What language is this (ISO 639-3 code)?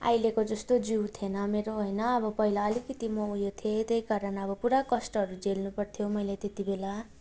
nep